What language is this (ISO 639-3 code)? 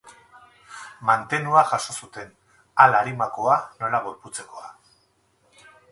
eus